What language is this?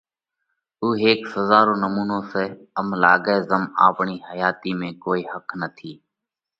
Parkari Koli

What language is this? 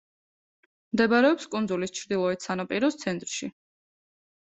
Georgian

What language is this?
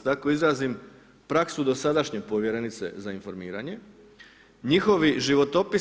Croatian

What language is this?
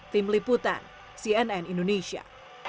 Indonesian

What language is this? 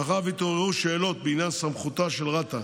Hebrew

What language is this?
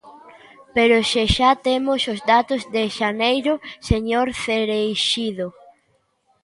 Galician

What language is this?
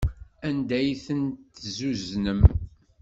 Kabyle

